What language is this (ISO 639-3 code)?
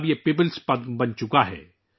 urd